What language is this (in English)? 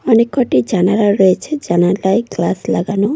Bangla